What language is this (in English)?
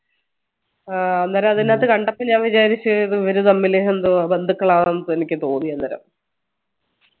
Malayalam